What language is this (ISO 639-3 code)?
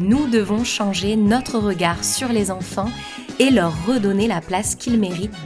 fra